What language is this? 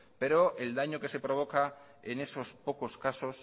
Spanish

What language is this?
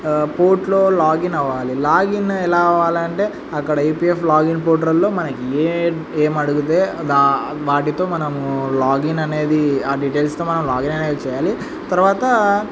Telugu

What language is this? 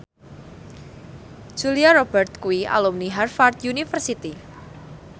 Javanese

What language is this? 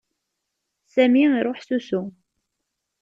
Kabyle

